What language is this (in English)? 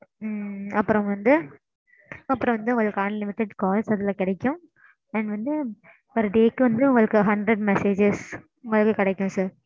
Tamil